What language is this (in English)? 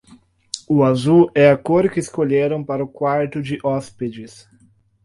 Portuguese